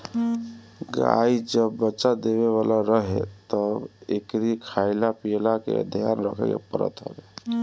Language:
Bhojpuri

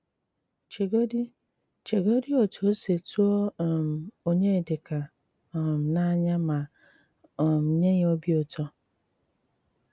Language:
Igbo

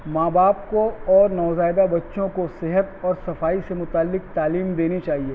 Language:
Urdu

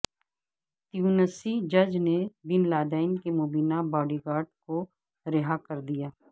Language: Urdu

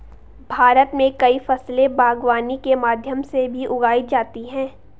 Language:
Hindi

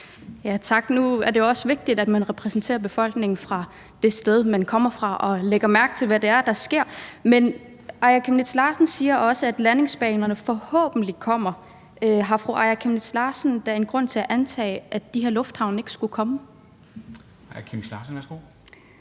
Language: Danish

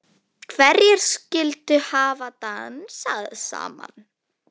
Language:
Icelandic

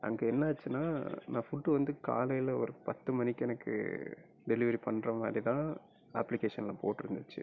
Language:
Tamil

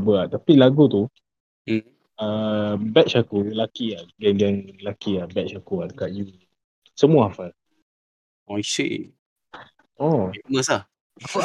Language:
Malay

